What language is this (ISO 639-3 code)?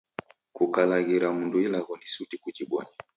dav